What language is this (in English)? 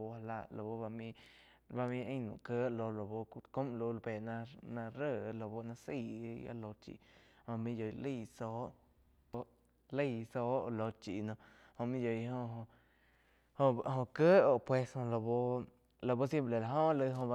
Quiotepec Chinantec